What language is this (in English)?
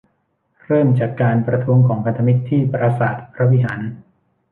Thai